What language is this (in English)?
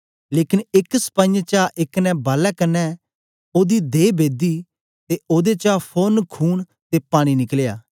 Dogri